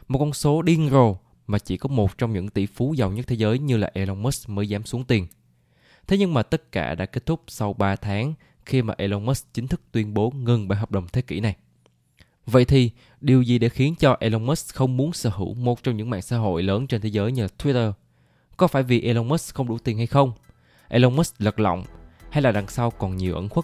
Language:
Vietnamese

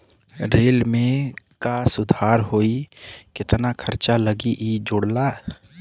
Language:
Bhojpuri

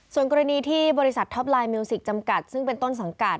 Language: Thai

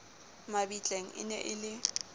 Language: Southern Sotho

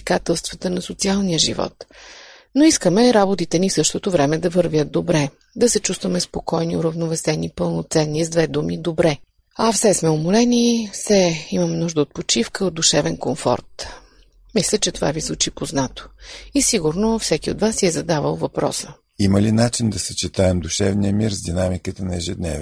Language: Bulgarian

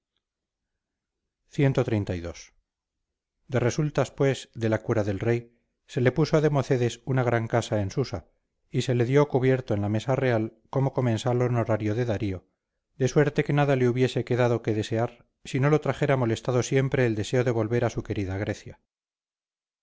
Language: Spanish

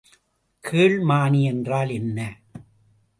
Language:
Tamil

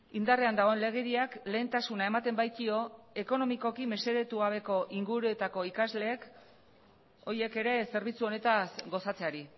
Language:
Basque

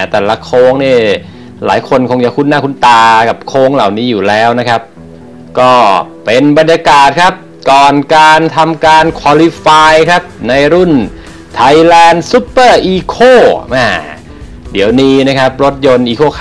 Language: Thai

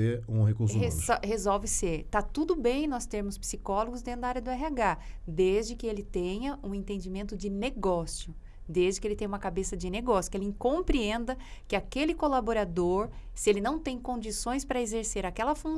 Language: Portuguese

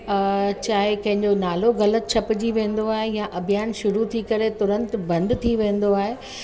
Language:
Sindhi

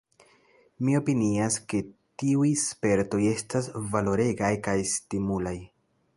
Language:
Esperanto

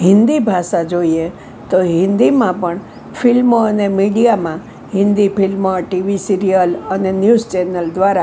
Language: Gujarati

